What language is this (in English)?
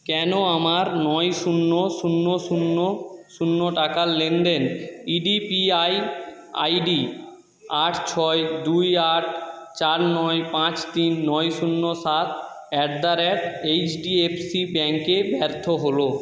Bangla